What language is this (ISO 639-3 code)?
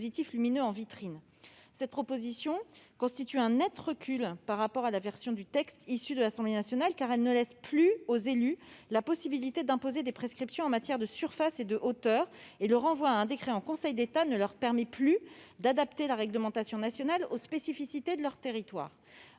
fra